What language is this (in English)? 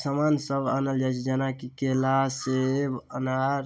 Maithili